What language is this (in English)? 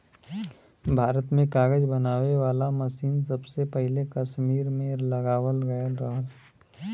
Bhojpuri